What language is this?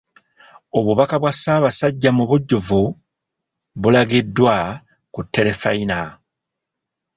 Ganda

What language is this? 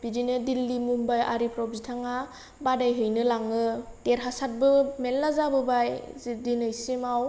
Bodo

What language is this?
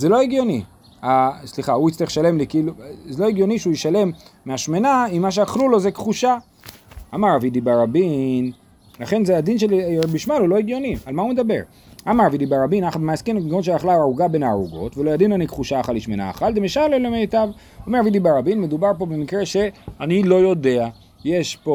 Hebrew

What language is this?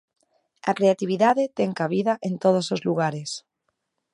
Galician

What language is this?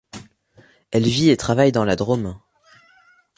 French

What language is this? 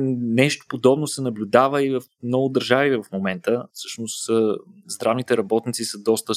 Bulgarian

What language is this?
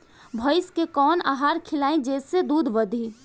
Bhojpuri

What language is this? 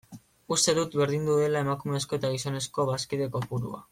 Basque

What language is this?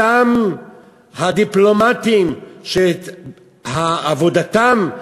Hebrew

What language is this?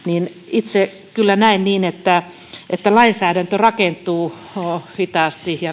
Finnish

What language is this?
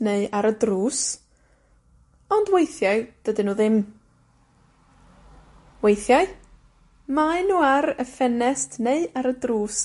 Welsh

